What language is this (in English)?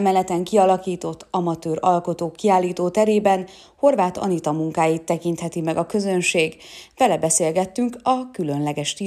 Hungarian